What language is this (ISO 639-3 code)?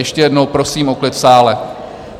ces